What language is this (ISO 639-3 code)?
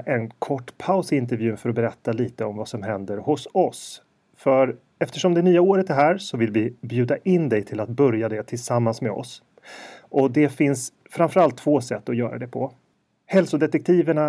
swe